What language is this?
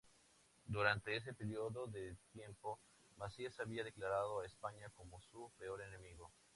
Spanish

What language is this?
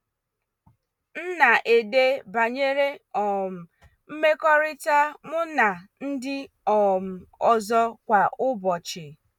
Igbo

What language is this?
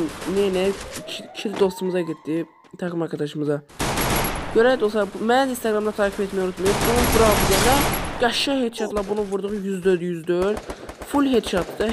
Turkish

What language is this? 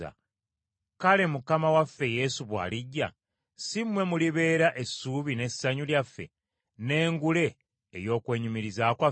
Ganda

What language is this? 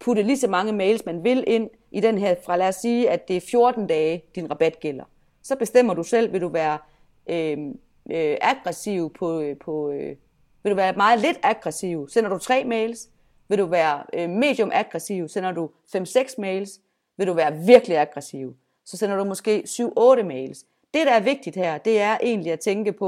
Danish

